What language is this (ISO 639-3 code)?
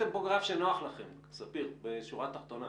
heb